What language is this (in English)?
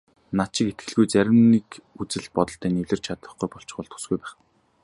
Mongolian